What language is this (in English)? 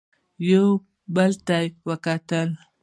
Pashto